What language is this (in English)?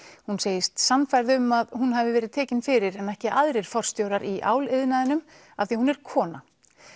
Icelandic